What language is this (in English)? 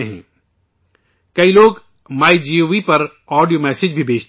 Urdu